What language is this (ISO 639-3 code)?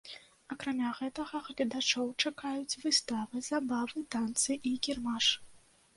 bel